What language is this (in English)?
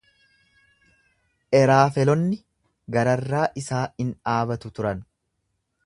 Oromo